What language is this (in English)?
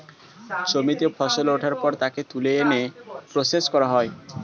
Bangla